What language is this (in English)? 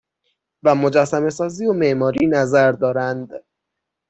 Persian